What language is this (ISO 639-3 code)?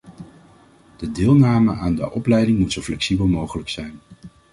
nld